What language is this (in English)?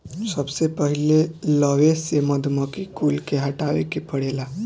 Bhojpuri